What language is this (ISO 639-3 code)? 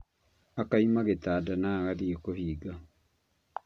kik